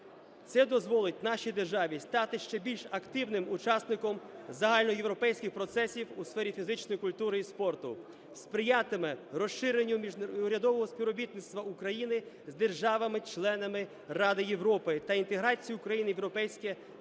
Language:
Ukrainian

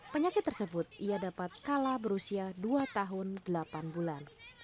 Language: Indonesian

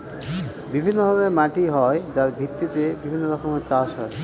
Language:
Bangla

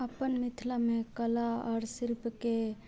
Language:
Maithili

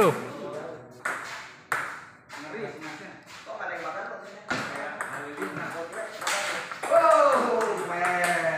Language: Indonesian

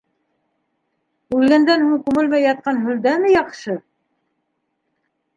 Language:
Bashkir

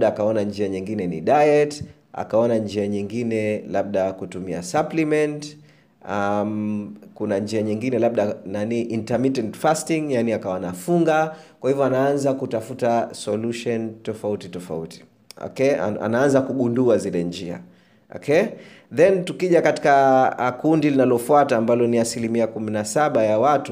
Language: Swahili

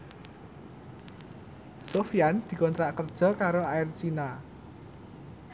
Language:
Javanese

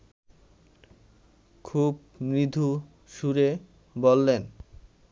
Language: Bangla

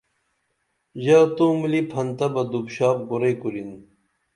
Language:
Dameli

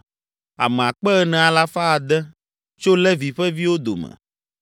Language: Ewe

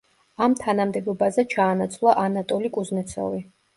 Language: Georgian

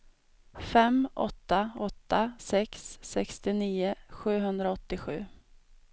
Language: Swedish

